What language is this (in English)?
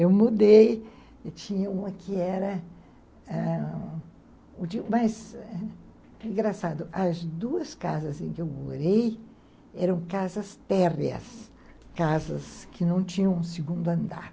Portuguese